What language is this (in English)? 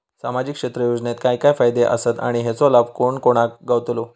Marathi